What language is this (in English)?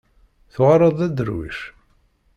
Kabyle